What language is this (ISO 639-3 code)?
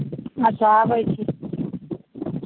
mai